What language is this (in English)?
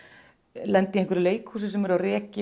Icelandic